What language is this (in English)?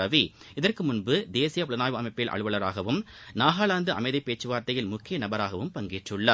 Tamil